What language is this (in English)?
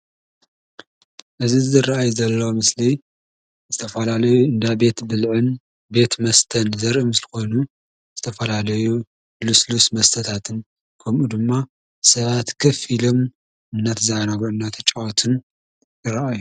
Tigrinya